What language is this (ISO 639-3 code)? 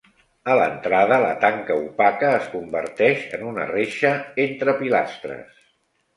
cat